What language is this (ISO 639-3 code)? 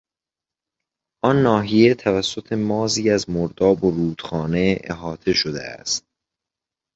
fas